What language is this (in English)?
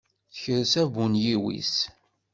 Kabyle